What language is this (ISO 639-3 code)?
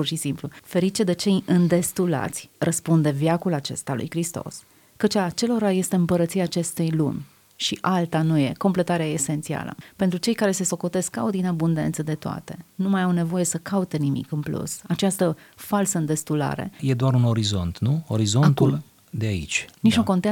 ron